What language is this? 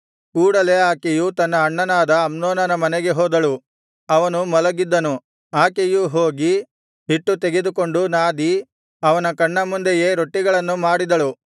Kannada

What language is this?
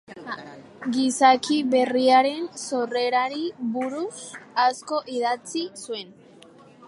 Basque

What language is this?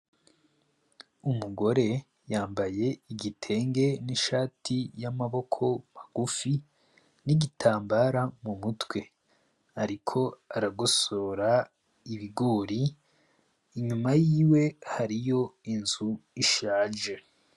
Rundi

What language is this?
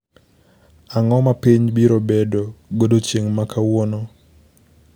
Luo (Kenya and Tanzania)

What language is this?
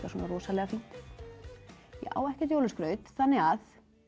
Icelandic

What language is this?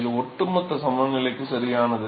Tamil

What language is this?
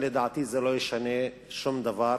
Hebrew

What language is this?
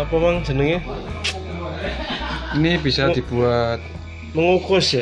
Indonesian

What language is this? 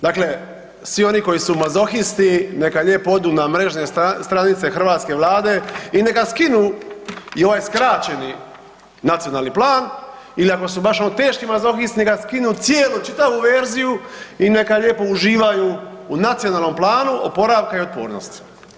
Croatian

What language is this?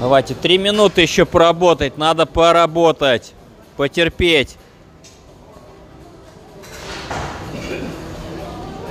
Russian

